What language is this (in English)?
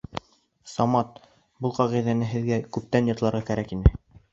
Bashkir